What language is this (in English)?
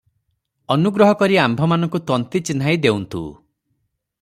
Odia